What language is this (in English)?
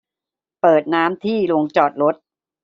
Thai